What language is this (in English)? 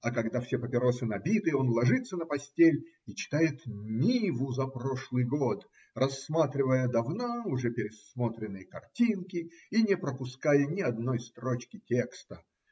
Russian